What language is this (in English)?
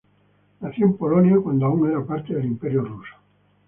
Spanish